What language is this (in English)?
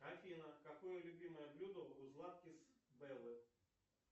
Russian